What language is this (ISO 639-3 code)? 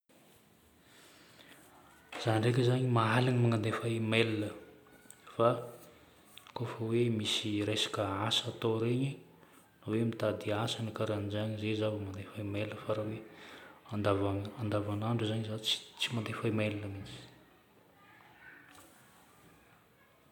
bmm